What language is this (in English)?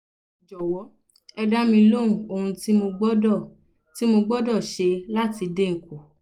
Yoruba